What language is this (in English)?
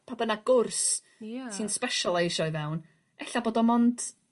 Welsh